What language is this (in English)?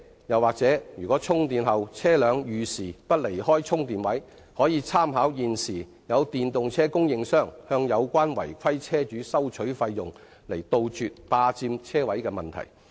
Cantonese